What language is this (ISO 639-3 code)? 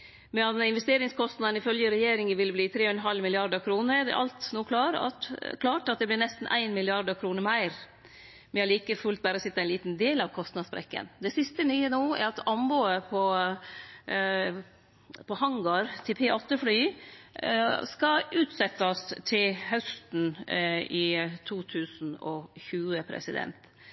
nno